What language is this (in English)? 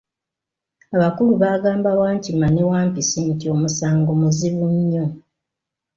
Ganda